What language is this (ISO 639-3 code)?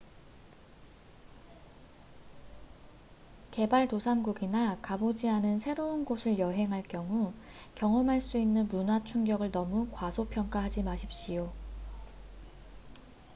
kor